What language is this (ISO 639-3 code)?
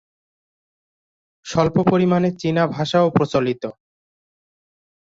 ben